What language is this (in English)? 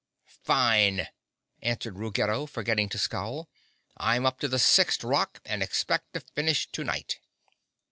English